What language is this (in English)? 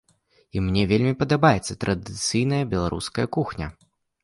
Belarusian